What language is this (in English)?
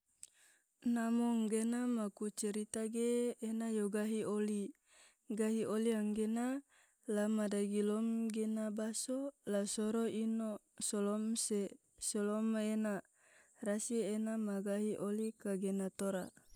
Tidore